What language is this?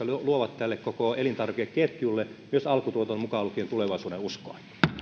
Finnish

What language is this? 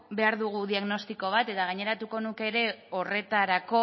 Basque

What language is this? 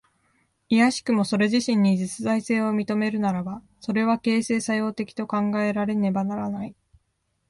Japanese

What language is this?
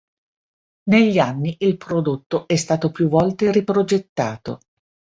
Italian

